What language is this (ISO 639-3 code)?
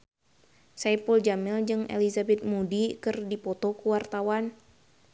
sun